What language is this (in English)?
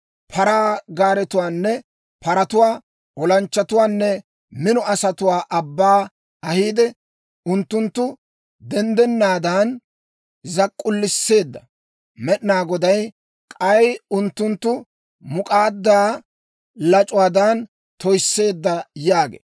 Dawro